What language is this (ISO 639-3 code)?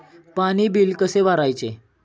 mar